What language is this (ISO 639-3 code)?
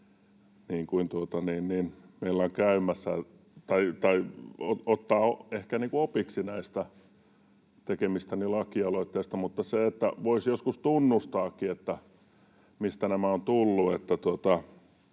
fin